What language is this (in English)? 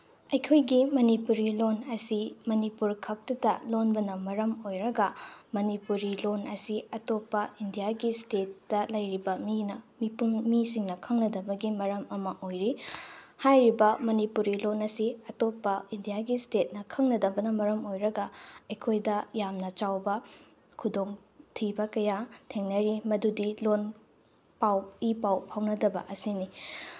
Manipuri